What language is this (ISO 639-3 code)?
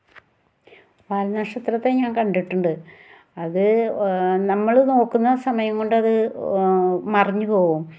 mal